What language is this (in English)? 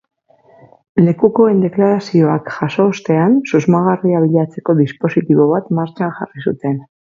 Basque